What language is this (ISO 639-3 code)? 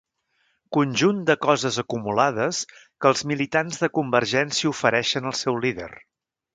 cat